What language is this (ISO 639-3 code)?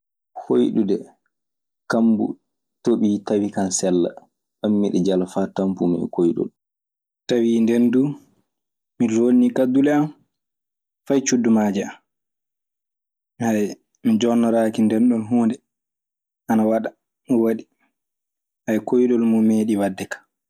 ffm